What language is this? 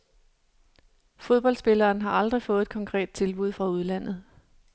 Danish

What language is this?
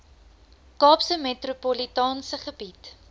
Afrikaans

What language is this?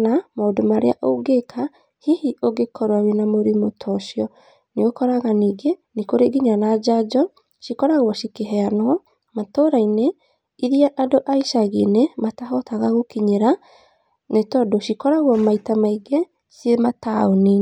Kikuyu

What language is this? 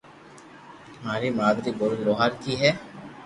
Loarki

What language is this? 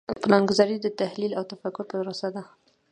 Pashto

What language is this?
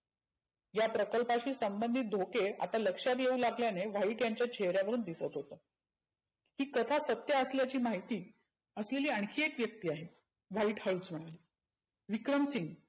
Marathi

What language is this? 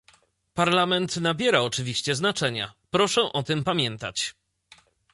Polish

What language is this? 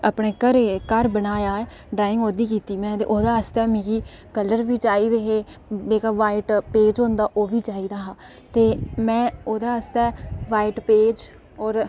Dogri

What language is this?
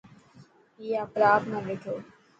Dhatki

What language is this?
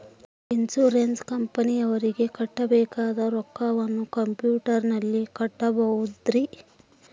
Kannada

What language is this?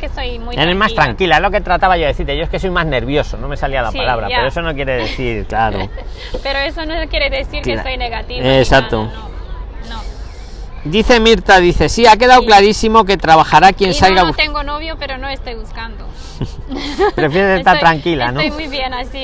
Spanish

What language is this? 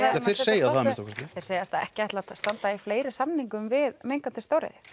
Icelandic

